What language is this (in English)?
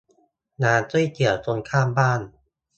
Thai